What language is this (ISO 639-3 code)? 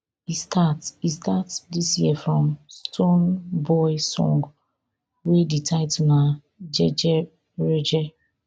pcm